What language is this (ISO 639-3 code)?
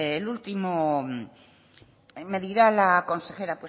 spa